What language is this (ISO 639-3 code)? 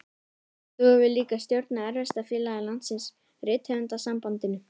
isl